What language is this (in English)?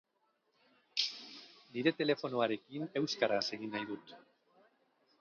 Basque